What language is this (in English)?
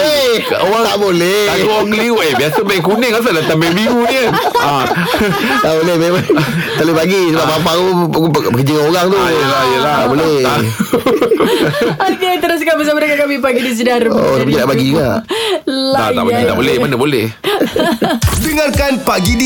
Malay